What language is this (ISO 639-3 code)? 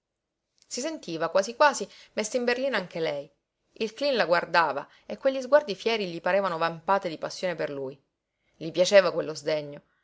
ita